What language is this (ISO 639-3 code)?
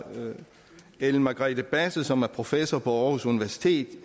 dan